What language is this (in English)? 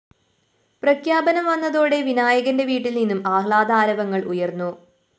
Malayalam